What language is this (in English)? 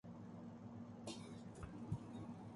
Urdu